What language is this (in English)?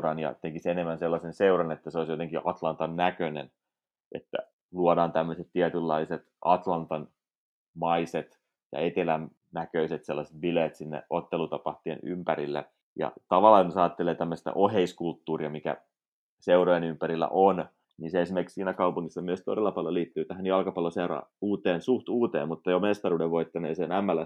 Finnish